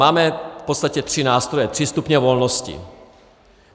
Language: Czech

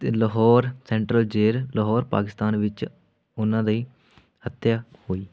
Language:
Punjabi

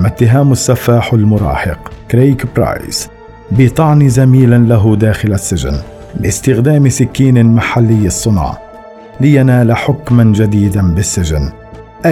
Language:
Arabic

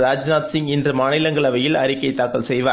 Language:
Tamil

